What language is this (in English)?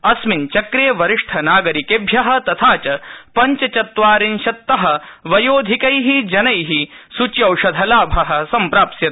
Sanskrit